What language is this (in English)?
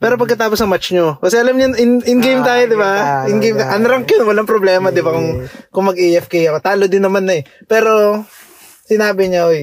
Filipino